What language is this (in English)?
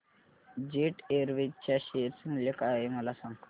Marathi